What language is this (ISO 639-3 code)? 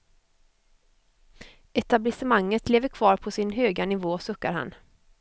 swe